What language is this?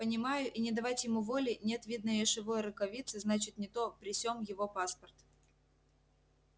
Russian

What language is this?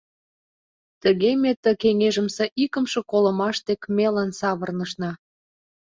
Mari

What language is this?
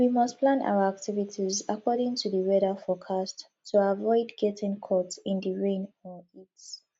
Nigerian Pidgin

